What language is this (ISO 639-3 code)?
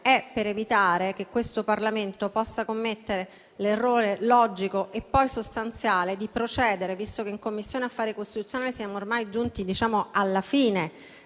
ita